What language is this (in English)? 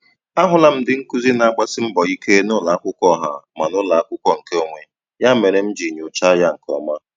Igbo